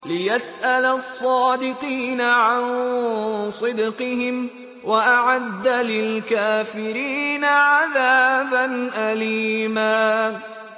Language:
Arabic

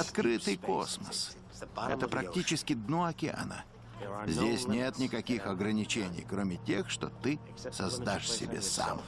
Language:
Russian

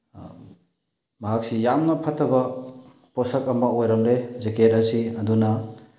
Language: Manipuri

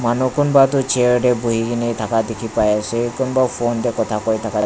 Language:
Naga Pidgin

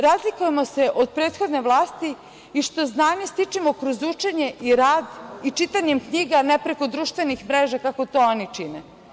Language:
Serbian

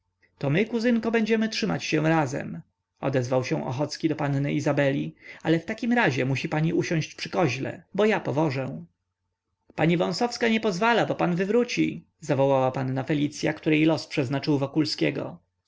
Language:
Polish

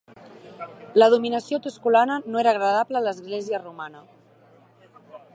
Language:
Catalan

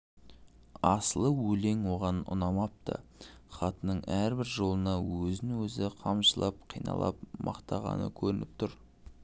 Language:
Kazakh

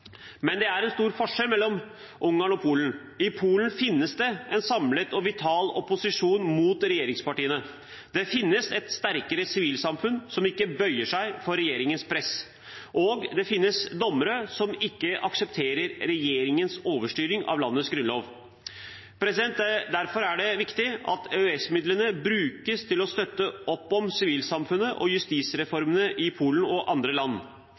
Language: Norwegian Bokmål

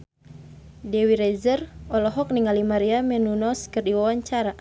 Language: Sundanese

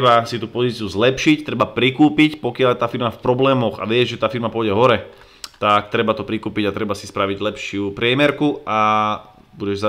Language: Slovak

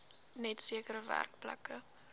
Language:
Afrikaans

